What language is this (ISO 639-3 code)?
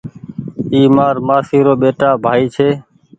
gig